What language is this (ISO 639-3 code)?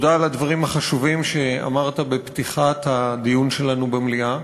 heb